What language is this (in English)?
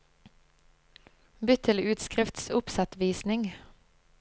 Norwegian